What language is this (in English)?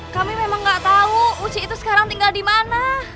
Indonesian